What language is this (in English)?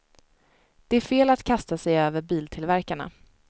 Swedish